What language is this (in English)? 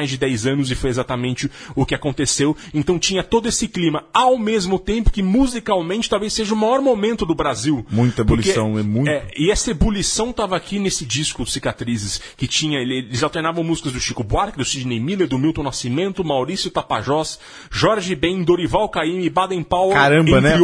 Portuguese